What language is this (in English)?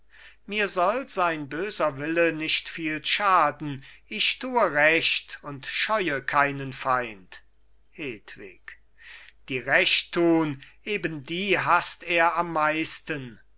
German